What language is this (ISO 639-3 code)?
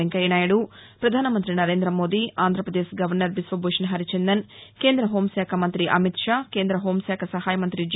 tel